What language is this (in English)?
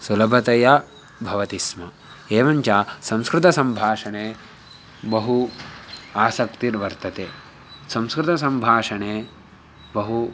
Sanskrit